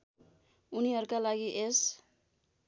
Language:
Nepali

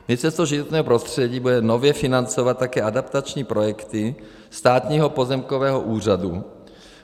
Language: Czech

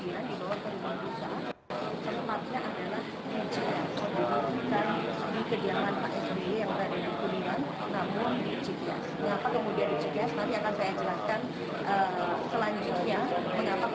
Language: Indonesian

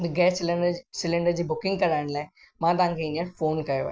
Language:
Sindhi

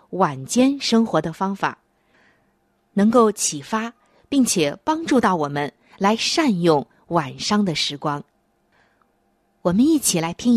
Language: Chinese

